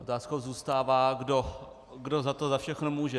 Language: Czech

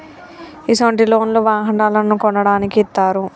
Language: Telugu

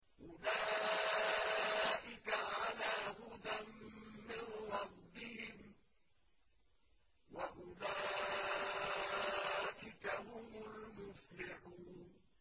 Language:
Arabic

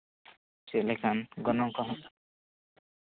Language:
Santali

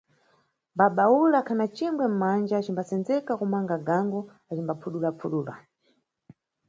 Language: Nyungwe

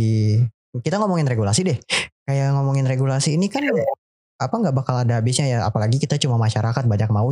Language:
Indonesian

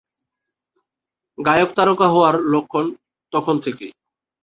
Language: Bangla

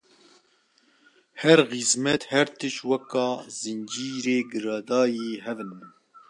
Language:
Kurdish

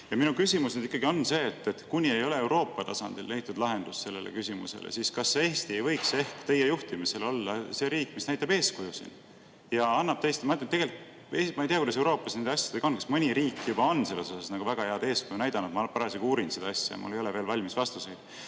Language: Estonian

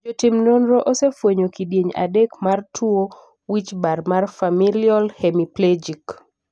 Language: Luo (Kenya and Tanzania)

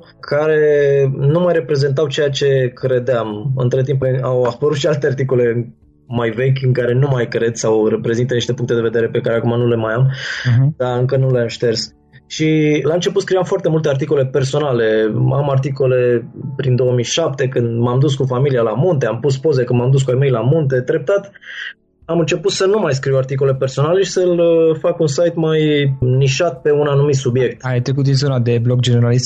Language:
Romanian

